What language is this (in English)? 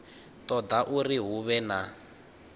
Venda